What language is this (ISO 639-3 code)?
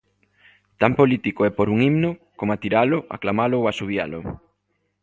glg